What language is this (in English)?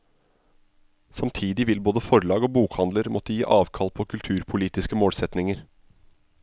Norwegian